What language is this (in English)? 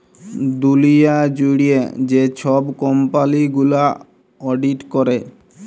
Bangla